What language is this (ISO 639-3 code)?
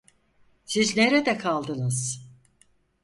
tur